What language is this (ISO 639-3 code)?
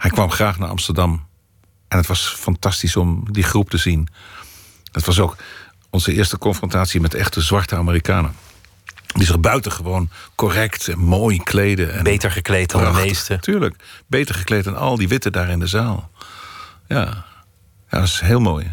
nld